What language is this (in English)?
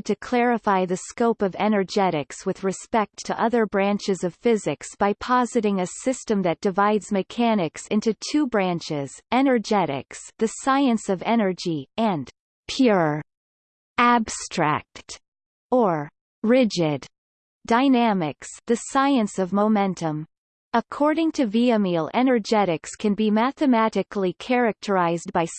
English